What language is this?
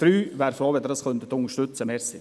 Swiss German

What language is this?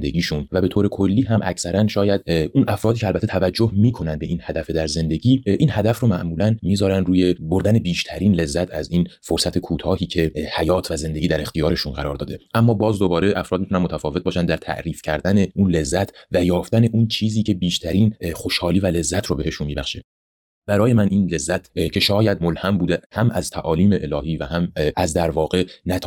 Persian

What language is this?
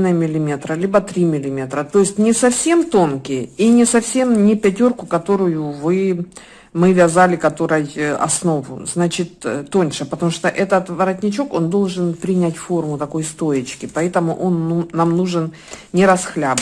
Russian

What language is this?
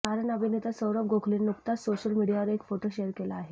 Marathi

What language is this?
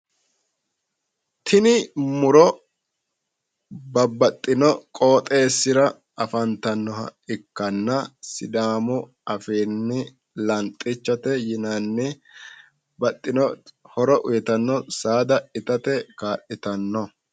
Sidamo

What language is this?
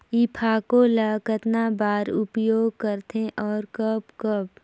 Chhattisgarhi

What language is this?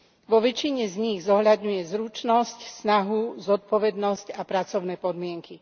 Slovak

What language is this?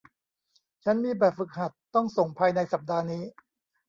Thai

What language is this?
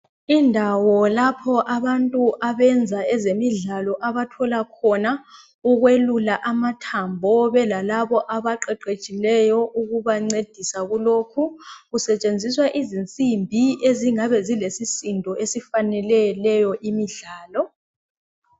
North Ndebele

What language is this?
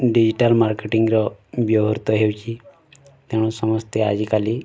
Odia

